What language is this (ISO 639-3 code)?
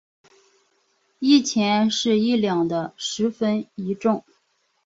zho